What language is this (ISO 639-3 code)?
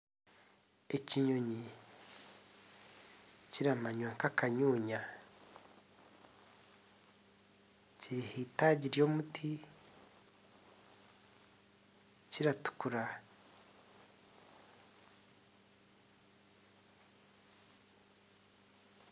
nyn